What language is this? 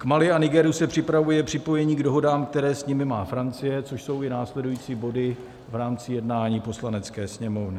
Czech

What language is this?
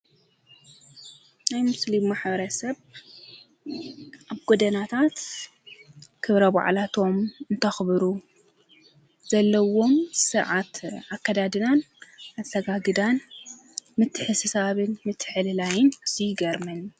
Tigrinya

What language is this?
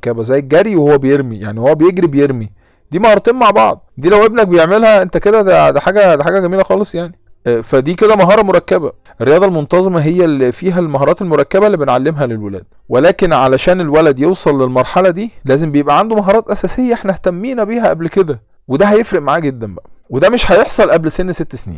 Arabic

